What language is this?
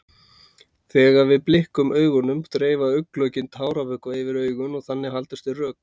Icelandic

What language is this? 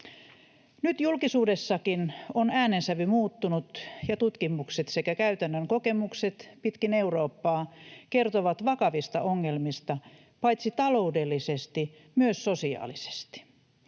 Finnish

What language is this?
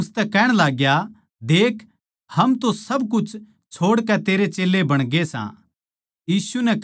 Haryanvi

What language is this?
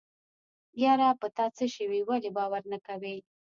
Pashto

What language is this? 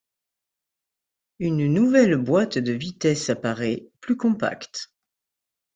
French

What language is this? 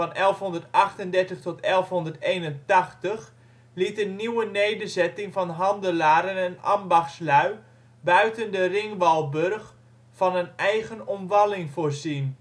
Dutch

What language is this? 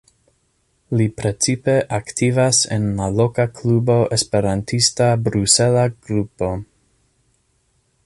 Esperanto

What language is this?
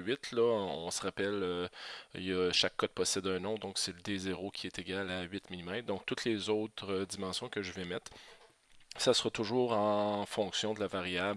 French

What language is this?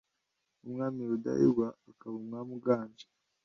Kinyarwanda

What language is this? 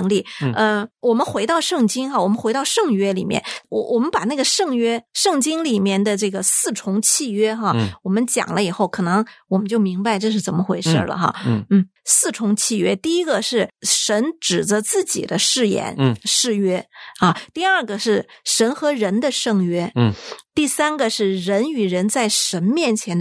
Chinese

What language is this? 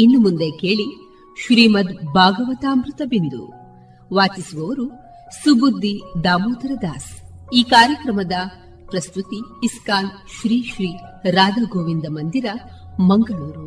Kannada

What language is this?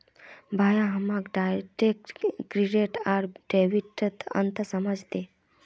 Magahi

